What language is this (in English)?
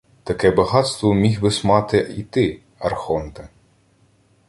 Ukrainian